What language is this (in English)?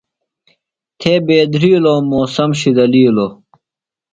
Phalura